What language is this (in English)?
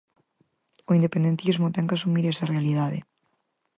Galician